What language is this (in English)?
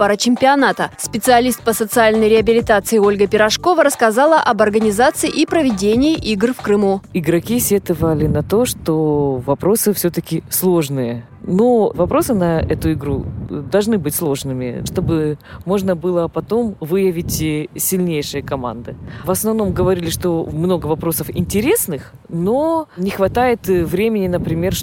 Russian